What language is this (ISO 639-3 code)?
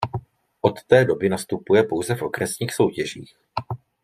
ces